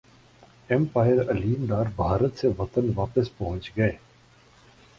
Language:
Urdu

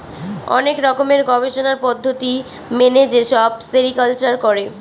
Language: Bangla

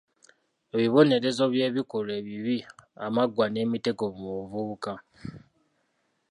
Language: Ganda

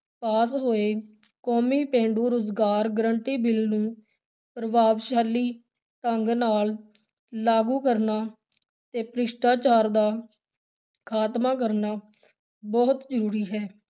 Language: Punjabi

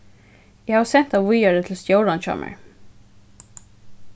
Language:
Faroese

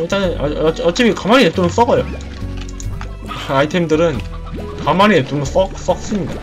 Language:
Korean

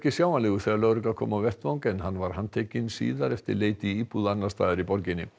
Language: Icelandic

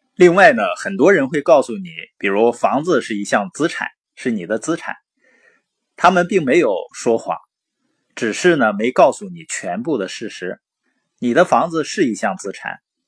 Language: Chinese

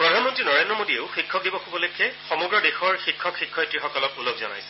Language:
Assamese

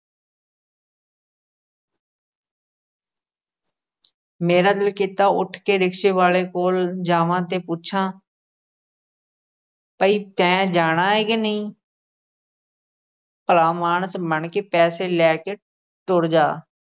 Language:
Punjabi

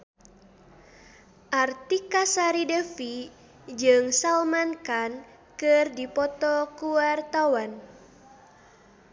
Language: Sundanese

